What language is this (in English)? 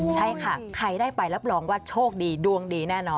Thai